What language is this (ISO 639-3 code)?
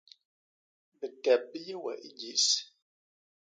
bas